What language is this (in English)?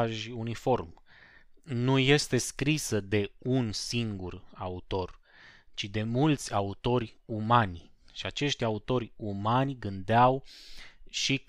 Romanian